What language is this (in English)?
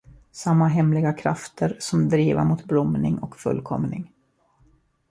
Swedish